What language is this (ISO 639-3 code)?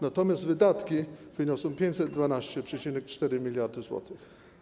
pol